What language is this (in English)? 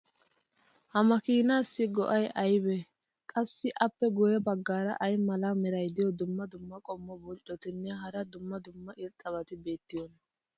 Wolaytta